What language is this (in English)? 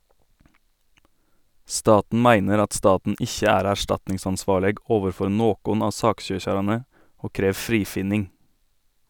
Norwegian